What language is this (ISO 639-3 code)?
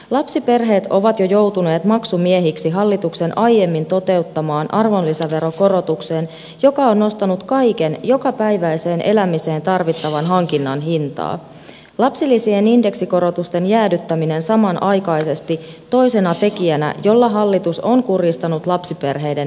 fin